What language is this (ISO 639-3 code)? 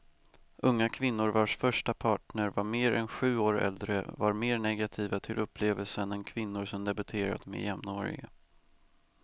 swe